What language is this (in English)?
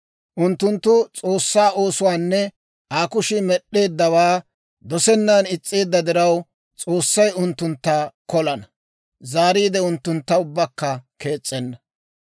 Dawro